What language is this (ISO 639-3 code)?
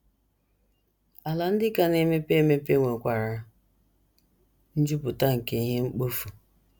ibo